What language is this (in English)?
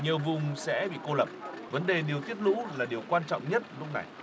Vietnamese